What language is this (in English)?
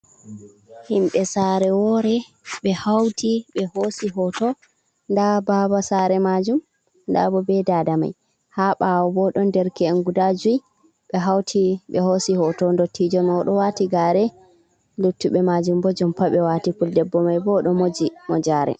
Fula